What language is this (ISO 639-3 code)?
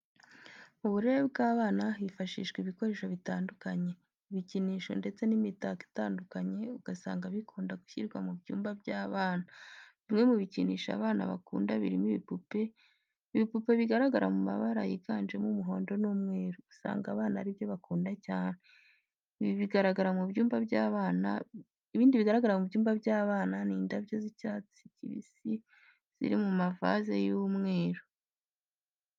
kin